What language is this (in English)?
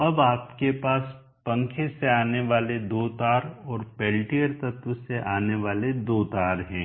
Hindi